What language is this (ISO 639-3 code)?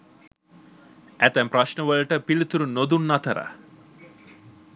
sin